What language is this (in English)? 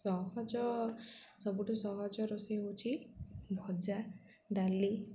Odia